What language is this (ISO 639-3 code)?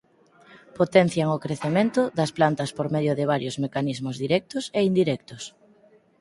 glg